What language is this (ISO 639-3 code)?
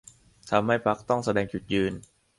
tha